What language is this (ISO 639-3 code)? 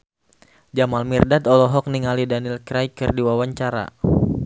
sun